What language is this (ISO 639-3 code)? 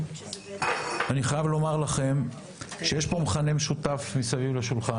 heb